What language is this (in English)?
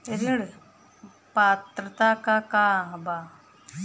Bhojpuri